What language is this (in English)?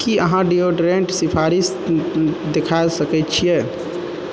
Maithili